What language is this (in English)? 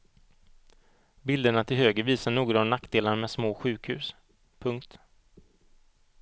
Swedish